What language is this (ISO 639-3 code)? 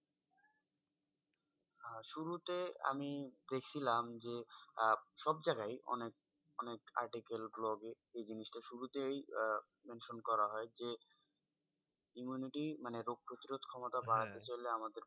ben